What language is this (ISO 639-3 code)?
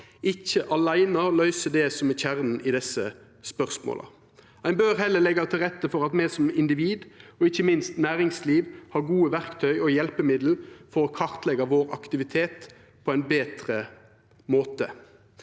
nor